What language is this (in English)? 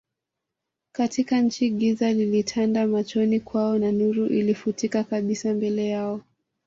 Swahili